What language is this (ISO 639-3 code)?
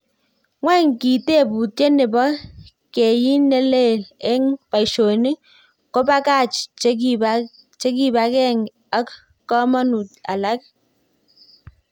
kln